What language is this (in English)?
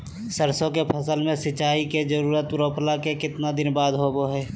Magahi